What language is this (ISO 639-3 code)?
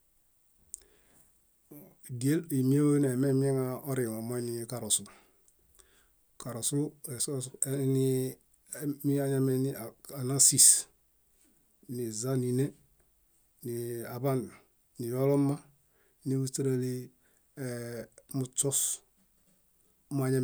bda